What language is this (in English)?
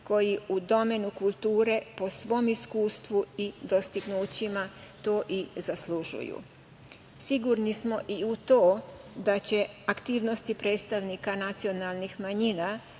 Serbian